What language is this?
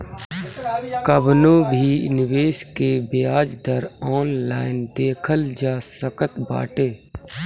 Bhojpuri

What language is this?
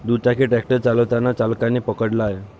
Marathi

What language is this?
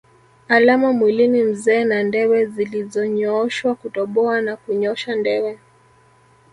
Swahili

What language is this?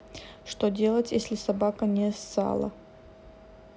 Russian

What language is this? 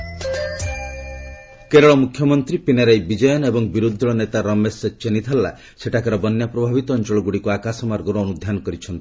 Odia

